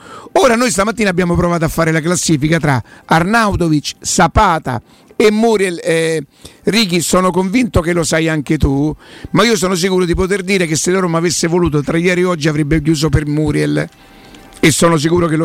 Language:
Italian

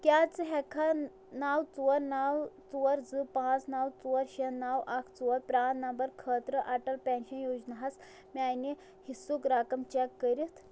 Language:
Kashmiri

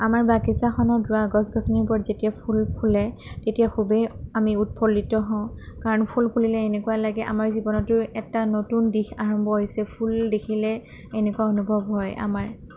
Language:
Assamese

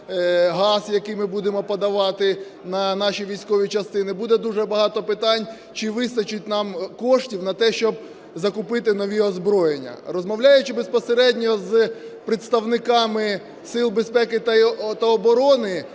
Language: Ukrainian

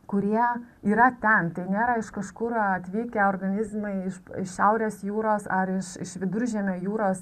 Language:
Lithuanian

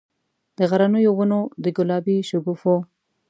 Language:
Pashto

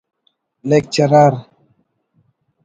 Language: Brahui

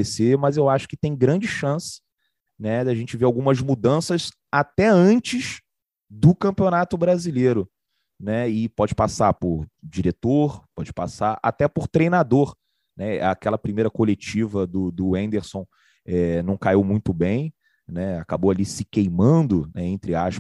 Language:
Portuguese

